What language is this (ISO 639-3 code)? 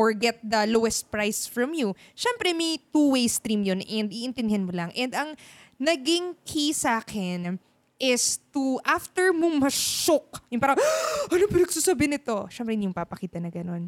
fil